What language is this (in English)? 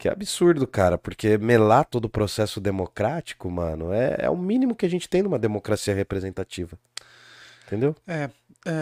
Portuguese